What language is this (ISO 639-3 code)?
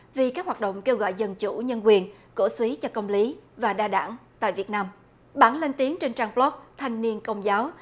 vie